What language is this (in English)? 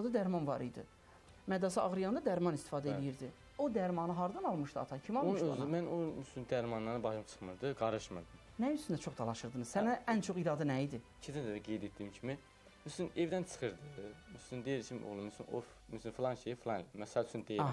Turkish